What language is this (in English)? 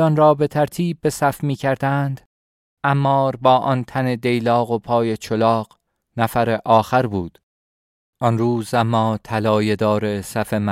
Persian